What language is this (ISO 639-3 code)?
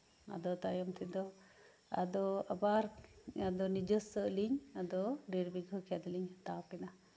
sat